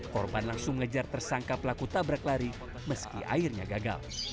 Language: Indonesian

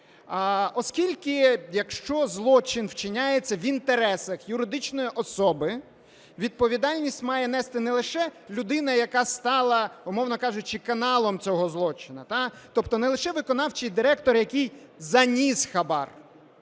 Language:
Ukrainian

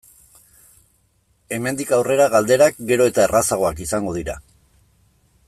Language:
Basque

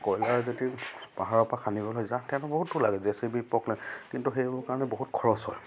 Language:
Assamese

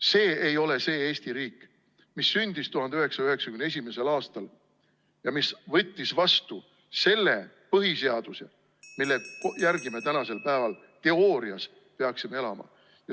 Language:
Estonian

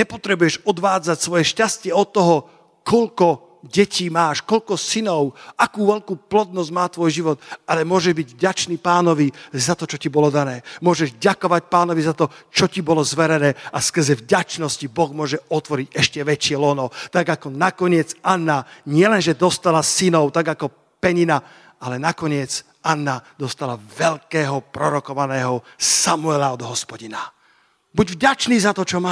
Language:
Slovak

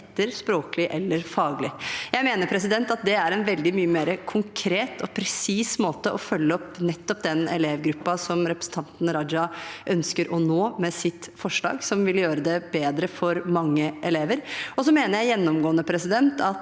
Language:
Norwegian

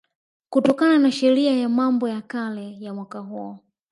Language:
Swahili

